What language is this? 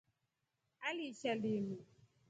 Rombo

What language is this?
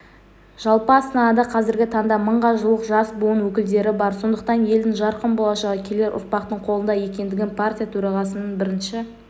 Kazakh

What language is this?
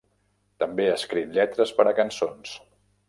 Catalan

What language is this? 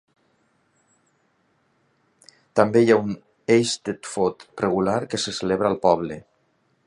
Catalan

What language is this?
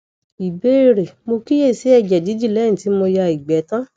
Yoruba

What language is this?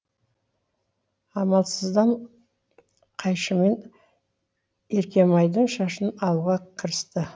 Kazakh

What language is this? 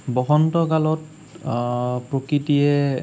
Assamese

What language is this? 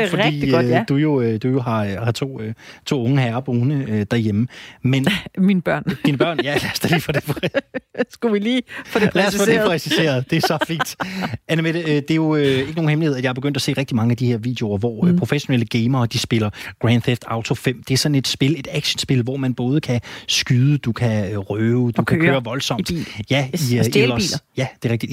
Danish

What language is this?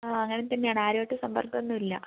Malayalam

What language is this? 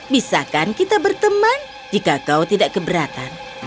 Indonesian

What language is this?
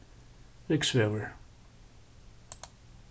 Faroese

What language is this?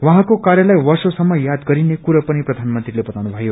Nepali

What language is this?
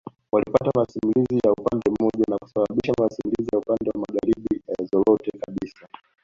Swahili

